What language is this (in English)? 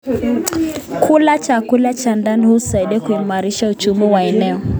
Kalenjin